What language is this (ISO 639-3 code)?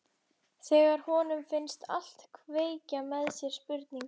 isl